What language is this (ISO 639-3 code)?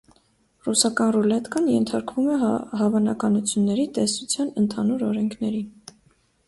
hye